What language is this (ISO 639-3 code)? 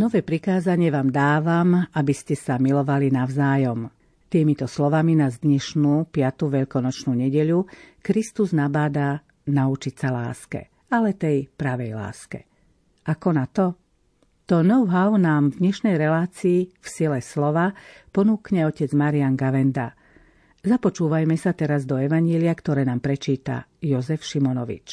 slk